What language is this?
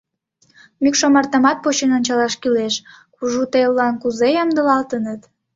Mari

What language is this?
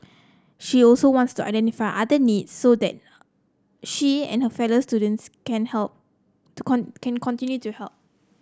English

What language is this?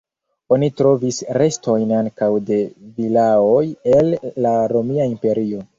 Esperanto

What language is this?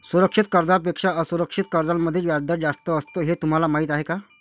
Marathi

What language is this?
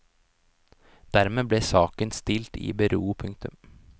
Norwegian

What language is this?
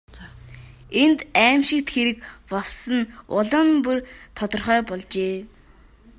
Mongolian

